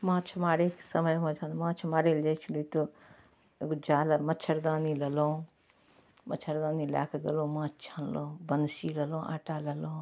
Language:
Maithili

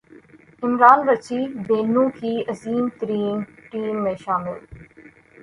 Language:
Urdu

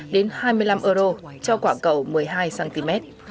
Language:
Vietnamese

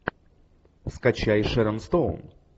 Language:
Russian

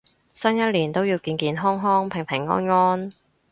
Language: Cantonese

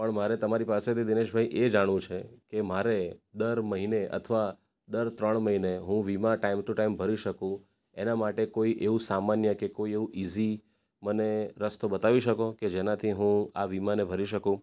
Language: Gujarati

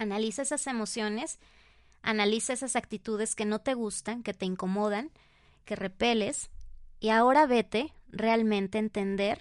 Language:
Spanish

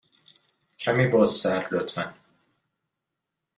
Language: Persian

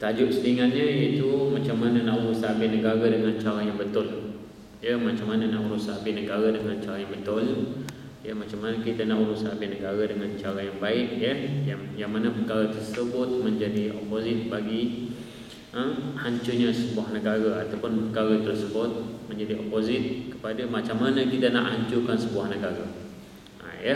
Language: Malay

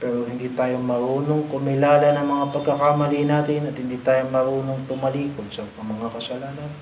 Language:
Filipino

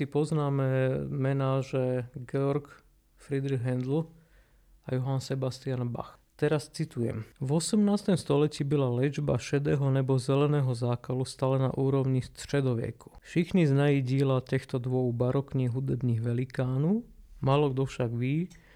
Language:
Slovak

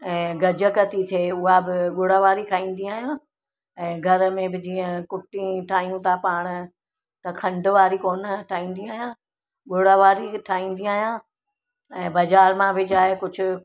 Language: Sindhi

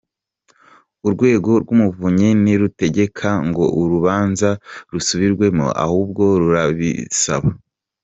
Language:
Kinyarwanda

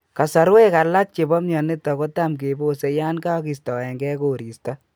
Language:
Kalenjin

